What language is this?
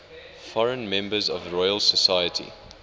English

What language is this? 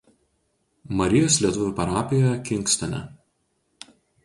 Lithuanian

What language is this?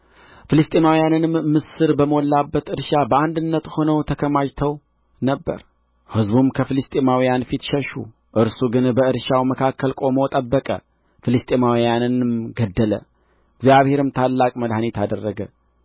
Amharic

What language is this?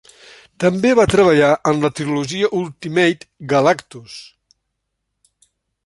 Catalan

